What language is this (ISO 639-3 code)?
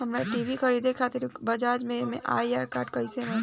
bho